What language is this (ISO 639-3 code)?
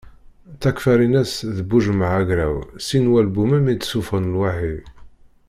kab